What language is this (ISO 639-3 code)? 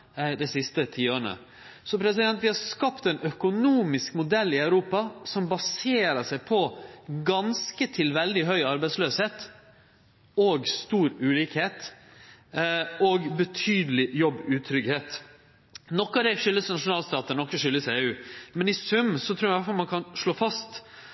nno